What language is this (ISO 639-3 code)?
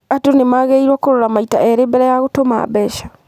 kik